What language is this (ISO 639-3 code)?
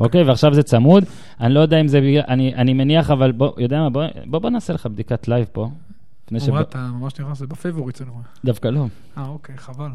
heb